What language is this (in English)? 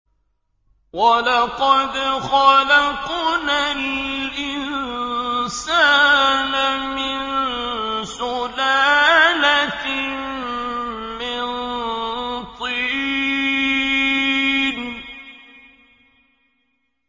Arabic